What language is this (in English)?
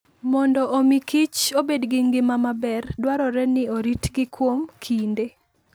Luo (Kenya and Tanzania)